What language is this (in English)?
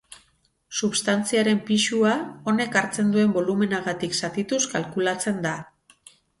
Basque